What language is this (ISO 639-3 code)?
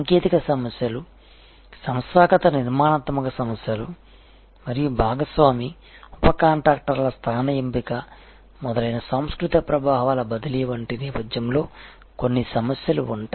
tel